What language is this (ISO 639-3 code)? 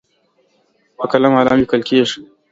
pus